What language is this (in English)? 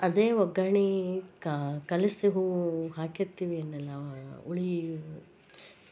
Kannada